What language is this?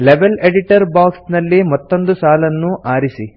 Kannada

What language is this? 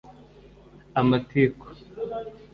Kinyarwanda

